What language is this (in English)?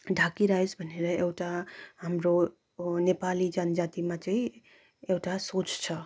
Nepali